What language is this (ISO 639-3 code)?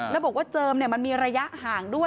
tha